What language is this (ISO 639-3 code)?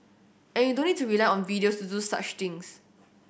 eng